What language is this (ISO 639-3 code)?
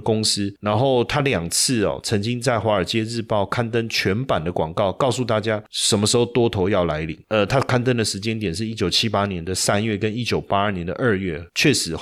zho